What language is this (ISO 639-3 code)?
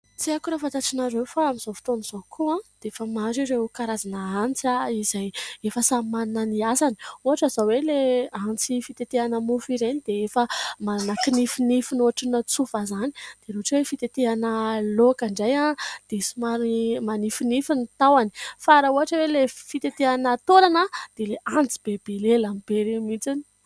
mlg